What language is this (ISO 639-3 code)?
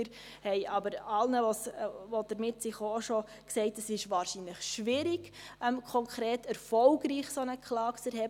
gsw